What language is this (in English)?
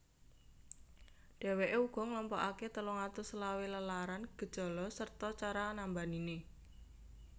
Javanese